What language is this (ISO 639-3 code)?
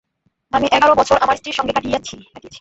ben